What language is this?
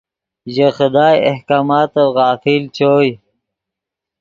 Yidgha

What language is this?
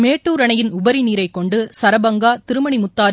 Tamil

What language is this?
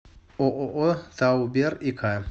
Russian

